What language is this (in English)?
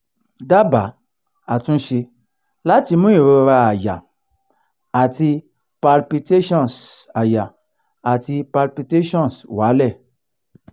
Yoruba